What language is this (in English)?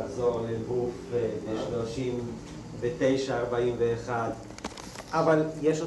Hebrew